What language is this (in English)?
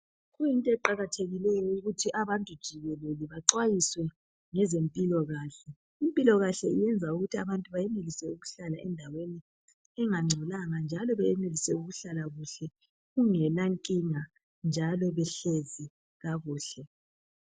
North Ndebele